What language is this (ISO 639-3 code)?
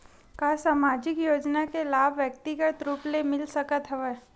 hne